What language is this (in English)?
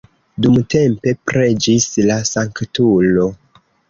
Esperanto